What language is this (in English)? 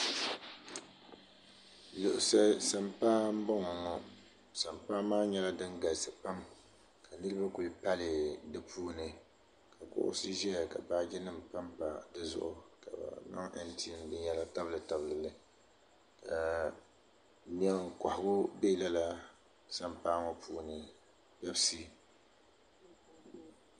Dagbani